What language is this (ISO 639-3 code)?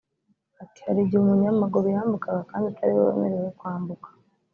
kin